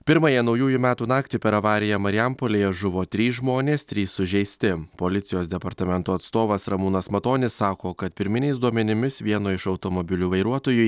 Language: Lithuanian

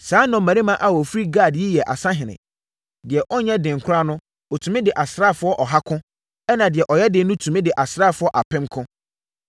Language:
Akan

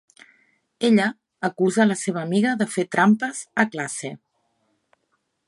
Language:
Catalan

